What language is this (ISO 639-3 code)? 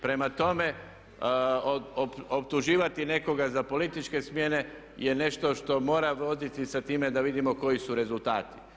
hrv